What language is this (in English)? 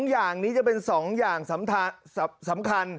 Thai